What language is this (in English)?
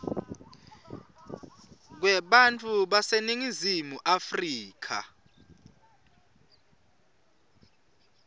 Swati